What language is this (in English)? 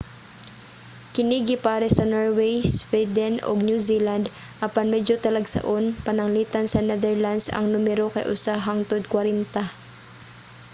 Cebuano